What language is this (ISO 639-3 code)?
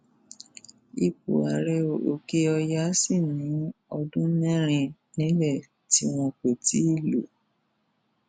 yor